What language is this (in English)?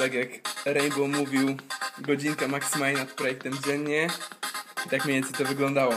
Polish